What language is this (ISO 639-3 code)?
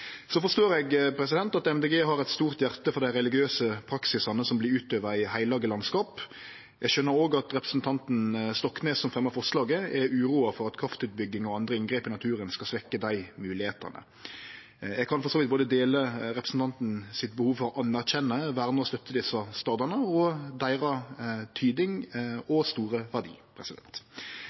nno